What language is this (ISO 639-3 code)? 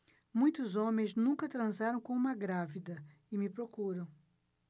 por